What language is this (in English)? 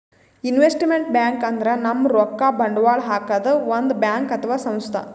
Kannada